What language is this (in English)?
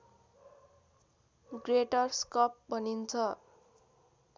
Nepali